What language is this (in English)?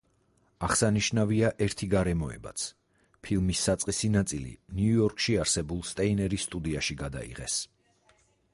Georgian